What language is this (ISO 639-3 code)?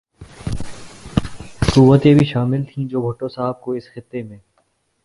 urd